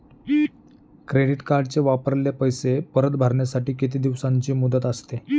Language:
Marathi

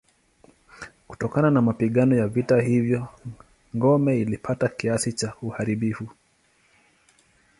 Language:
Swahili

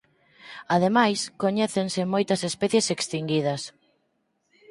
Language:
Galician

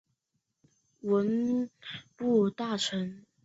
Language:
Chinese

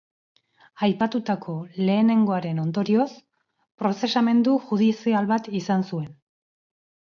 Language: Basque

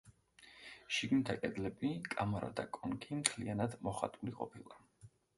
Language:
Georgian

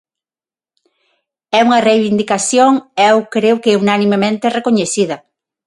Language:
Galician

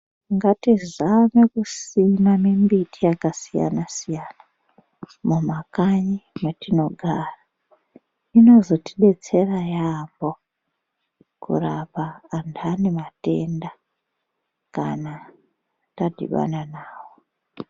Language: Ndau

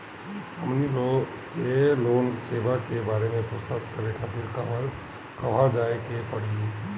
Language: Bhojpuri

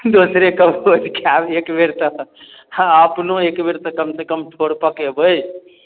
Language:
Maithili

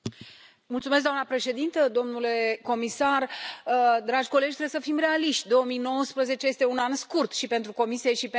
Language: Romanian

